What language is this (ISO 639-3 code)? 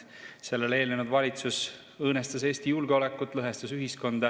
est